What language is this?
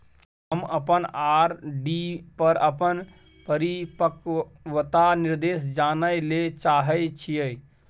Maithili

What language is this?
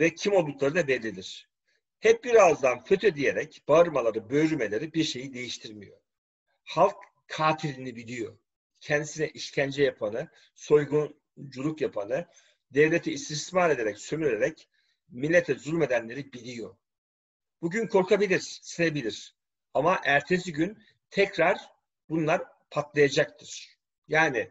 Turkish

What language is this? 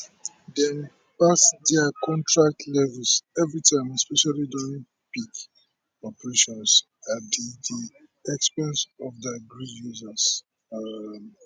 Nigerian Pidgin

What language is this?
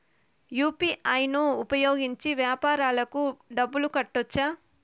Telugu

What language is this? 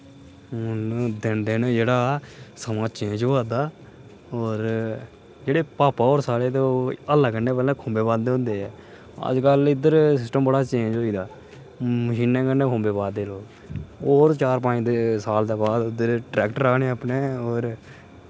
Dogri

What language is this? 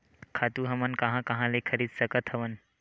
Chhattisgarhi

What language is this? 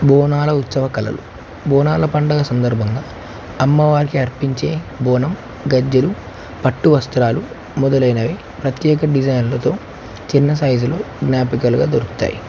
Telugu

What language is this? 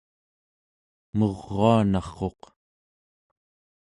Central Yupik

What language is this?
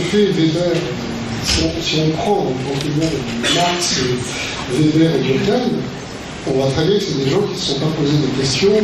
French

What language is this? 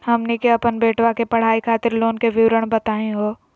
Magahi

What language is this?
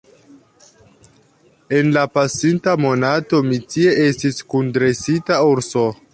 Esperanto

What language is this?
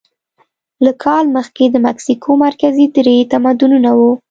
Pashto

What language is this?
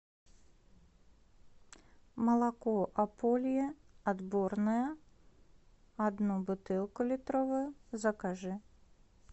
Russian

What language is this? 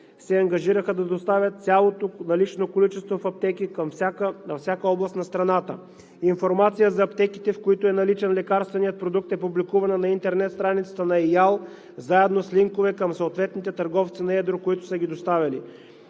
Bulgarian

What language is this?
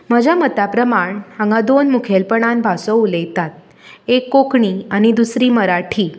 Konkani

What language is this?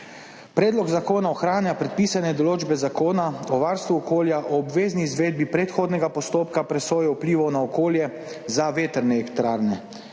Slovenian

